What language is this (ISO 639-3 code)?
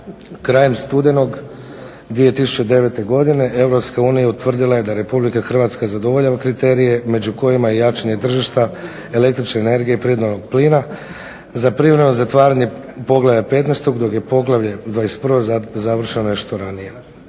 hrv